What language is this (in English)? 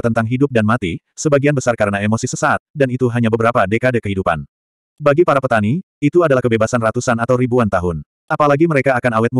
Indonesian